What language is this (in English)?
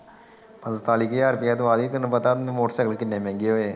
Punjabi